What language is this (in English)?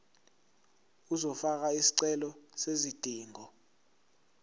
Zulu